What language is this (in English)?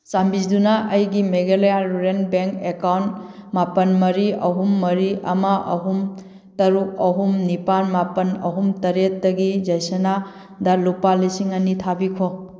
Manipuri